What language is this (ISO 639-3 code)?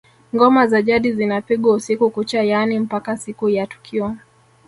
swa